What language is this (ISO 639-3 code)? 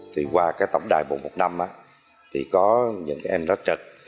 vie